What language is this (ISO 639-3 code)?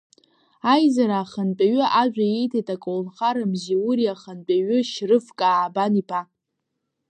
abk